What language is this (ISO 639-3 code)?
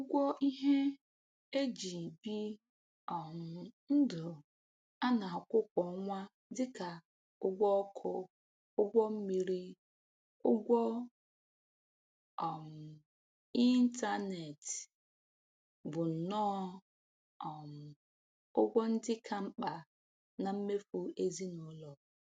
ibo